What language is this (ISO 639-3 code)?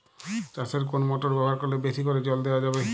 ben